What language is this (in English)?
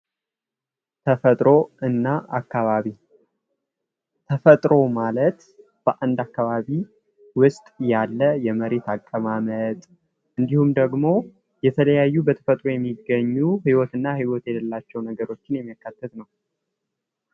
Amharic